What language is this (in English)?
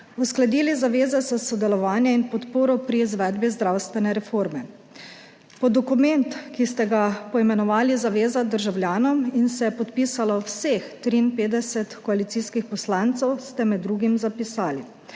Slovenian